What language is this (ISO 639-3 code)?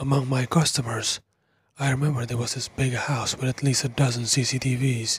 eng